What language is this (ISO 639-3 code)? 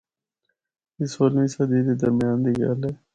hno